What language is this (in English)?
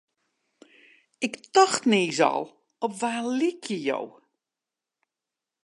Western Frisian